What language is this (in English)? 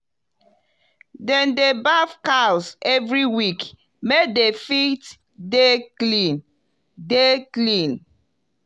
Nigerian Pidgin